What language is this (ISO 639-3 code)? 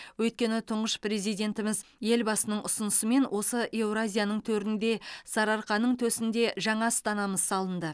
kaz